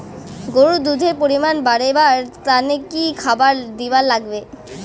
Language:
Bangla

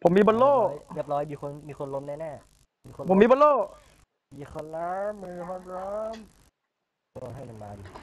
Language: Thai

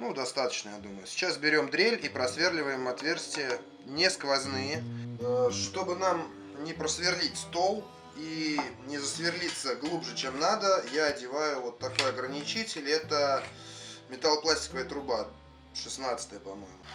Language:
Russian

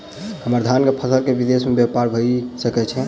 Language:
Maithili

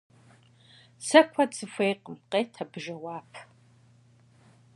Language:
Kabardian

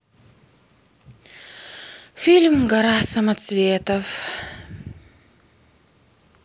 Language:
Russian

